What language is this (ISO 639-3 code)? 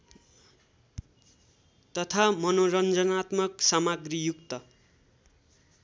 nep